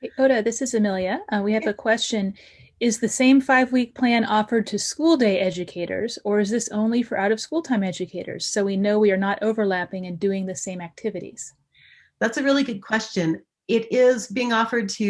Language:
English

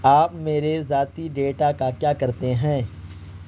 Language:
Urdu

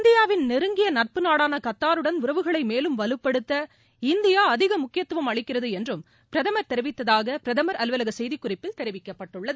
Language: Tamil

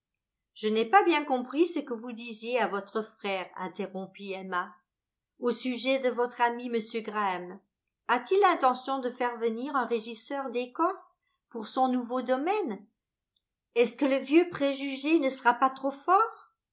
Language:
French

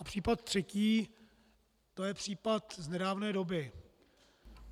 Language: Czech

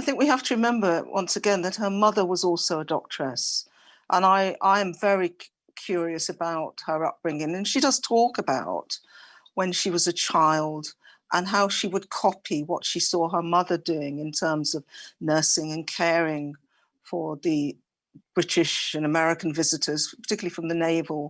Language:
English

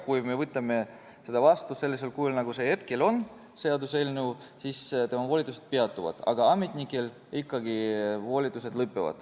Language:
Estonian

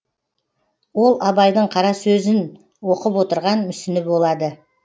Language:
Kazakh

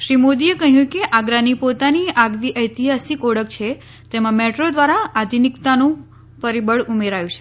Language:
Gujarati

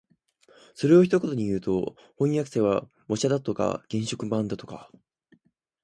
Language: Japanese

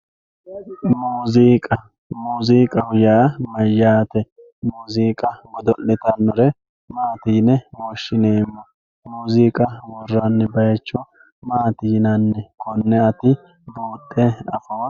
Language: Sidamo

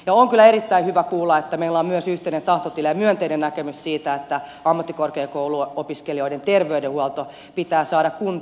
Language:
Finnish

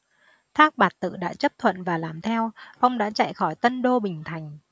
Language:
Vietnamese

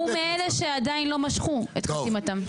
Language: Hebrew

